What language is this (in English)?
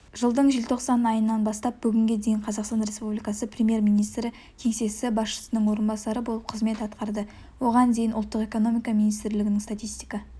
Kazakh